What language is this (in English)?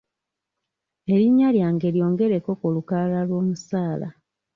Ganda